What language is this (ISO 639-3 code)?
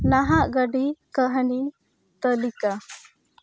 sat